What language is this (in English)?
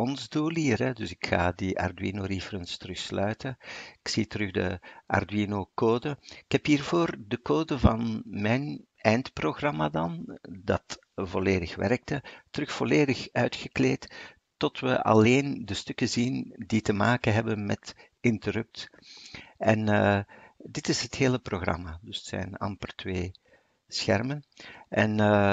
Dutch